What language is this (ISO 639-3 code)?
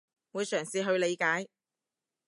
yue